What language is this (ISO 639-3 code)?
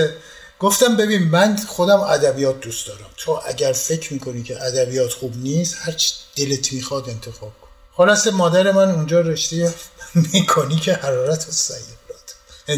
fas